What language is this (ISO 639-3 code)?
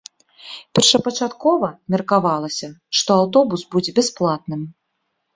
bel